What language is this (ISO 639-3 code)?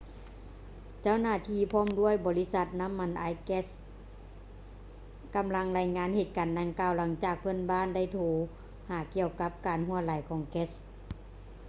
lao